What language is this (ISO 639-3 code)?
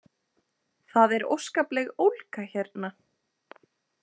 isl